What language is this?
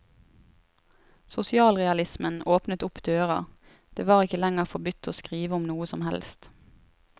Norwegian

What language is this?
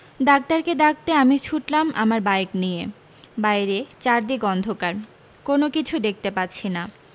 Bangla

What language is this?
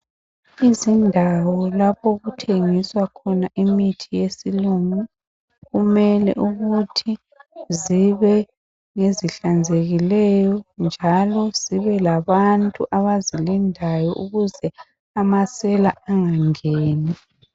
North Ndebele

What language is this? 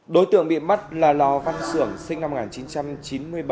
Vietnamese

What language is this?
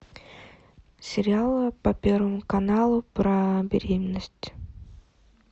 Russian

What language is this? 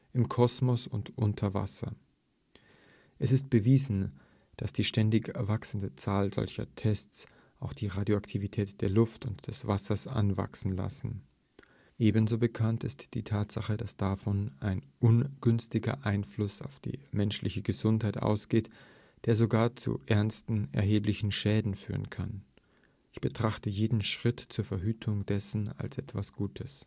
German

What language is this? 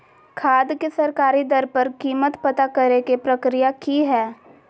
Magahi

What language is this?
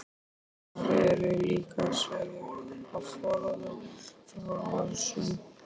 Icelandic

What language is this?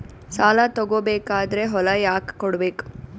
Kannada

